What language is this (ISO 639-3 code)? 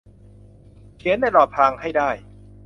tha